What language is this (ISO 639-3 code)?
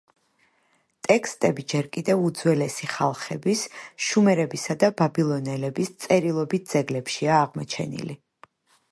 kat